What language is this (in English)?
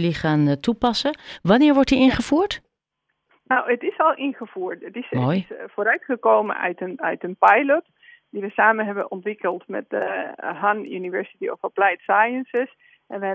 Dutch